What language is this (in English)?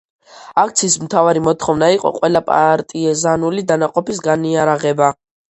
Georgian